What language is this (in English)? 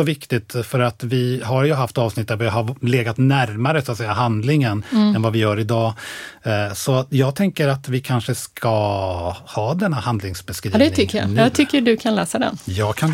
Swedish